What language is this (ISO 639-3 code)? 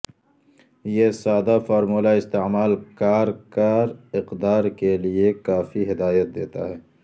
urd